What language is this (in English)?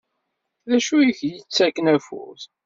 Kabyle